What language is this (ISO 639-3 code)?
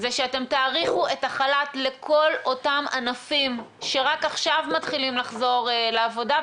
heb